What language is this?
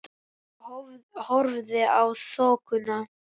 Icelandic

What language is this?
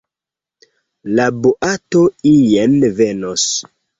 Esperanto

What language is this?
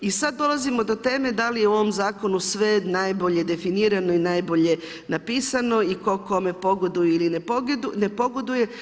Croatian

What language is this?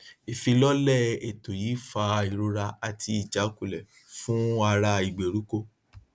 Yoruba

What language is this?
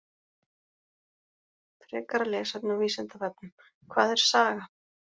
Icelandic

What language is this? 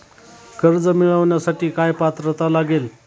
Marathi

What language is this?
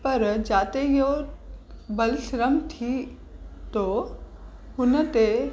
Sindhi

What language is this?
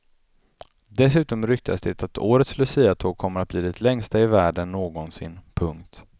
Swedish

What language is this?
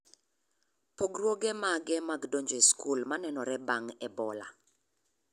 Luo (Kenya and Tanzania)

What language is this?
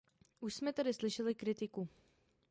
Czech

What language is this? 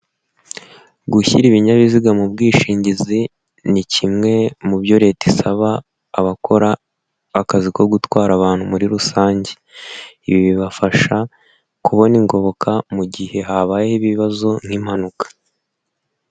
Kinyarwanda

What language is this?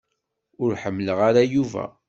Kabyle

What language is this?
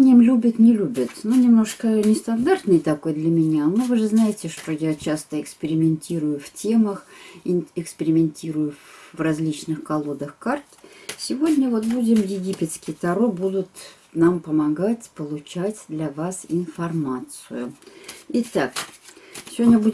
Russian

